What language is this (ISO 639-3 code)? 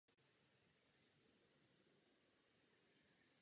ces